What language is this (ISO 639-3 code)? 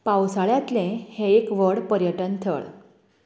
kok